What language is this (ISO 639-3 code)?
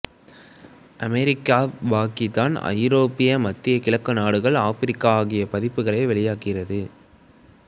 tam